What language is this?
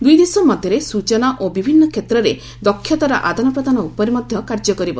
Odia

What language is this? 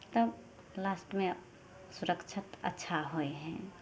Maithili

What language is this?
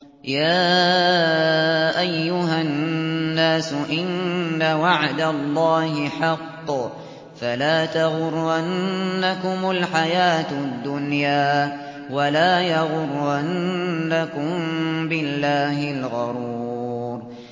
Arabic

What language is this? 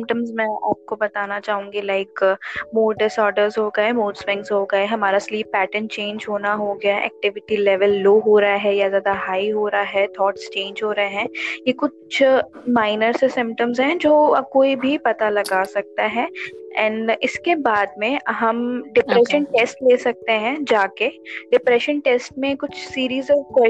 Hindi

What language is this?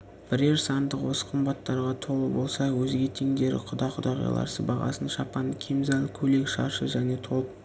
Kazakh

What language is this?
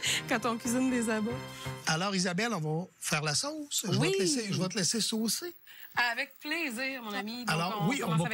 French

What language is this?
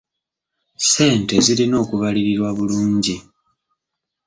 Ganda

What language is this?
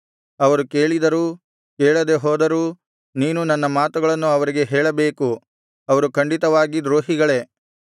Kannada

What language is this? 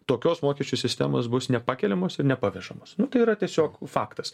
Lithuanian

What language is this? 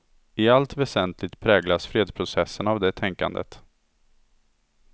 Swedish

